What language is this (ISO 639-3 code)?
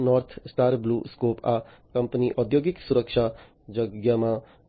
guj